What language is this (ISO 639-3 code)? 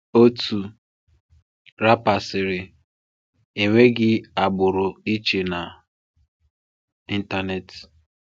ibo